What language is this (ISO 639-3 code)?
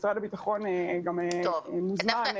heb